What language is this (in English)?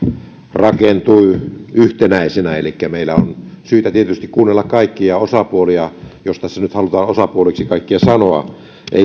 Finnish